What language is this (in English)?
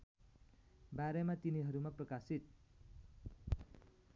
Nepali